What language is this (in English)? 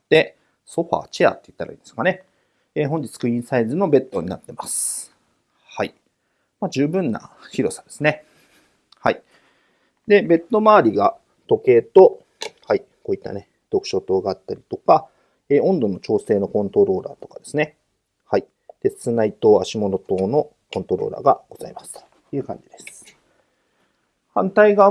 Japanese